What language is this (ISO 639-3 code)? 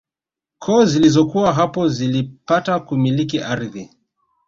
swa